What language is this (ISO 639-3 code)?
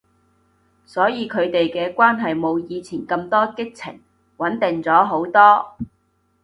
yue